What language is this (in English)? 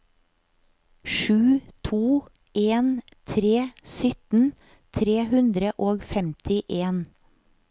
Norwegian